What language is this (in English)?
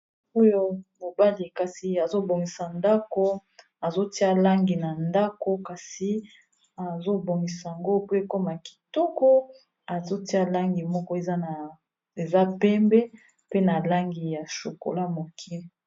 Lingala